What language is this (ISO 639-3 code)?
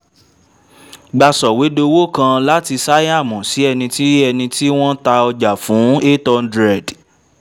yor